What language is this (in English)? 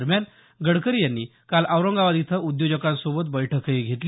Marathi